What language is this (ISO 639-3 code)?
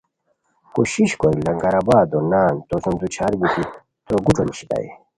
khw